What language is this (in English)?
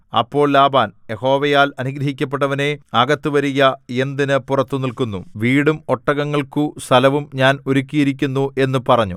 Malayalam